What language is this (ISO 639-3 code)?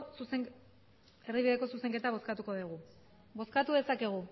eus